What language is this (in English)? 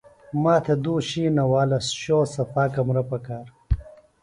Phalura